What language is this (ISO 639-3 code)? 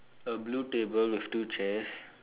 eng